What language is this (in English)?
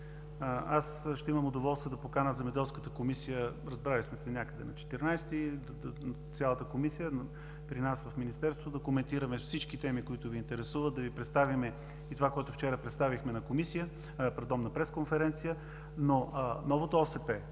Bulgarian